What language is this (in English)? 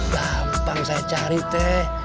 Indonesian